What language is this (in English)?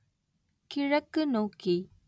Tamil